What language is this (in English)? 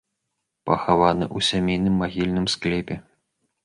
Belarusian